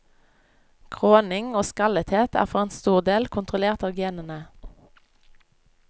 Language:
Norwegian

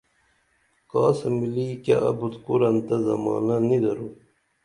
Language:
Dameli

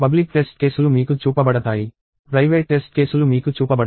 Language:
Telugu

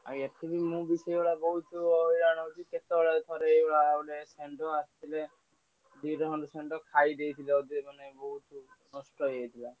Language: Odia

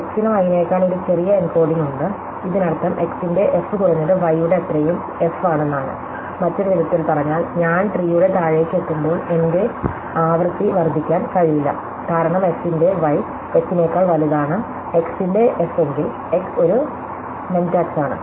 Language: Malayalam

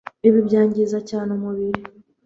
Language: Kinyarwanda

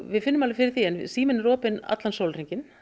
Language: Icelandic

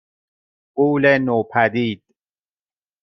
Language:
Persian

